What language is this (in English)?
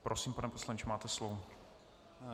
Czech